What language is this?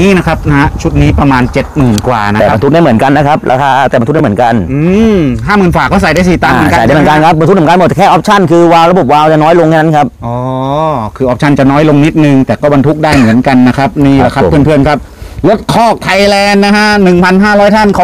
Thai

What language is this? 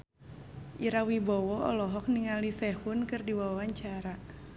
Sundanese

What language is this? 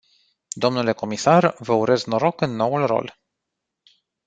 Romanian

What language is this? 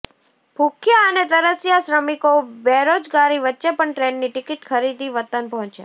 Gujarati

